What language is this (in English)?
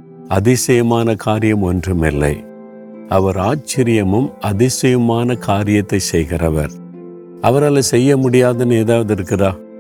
Tamil